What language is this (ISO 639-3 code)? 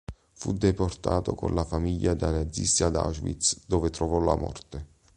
ita